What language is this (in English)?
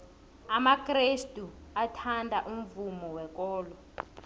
South Ndebele